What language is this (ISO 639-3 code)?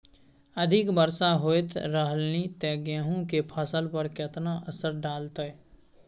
mai